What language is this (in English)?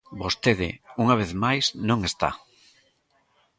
Galician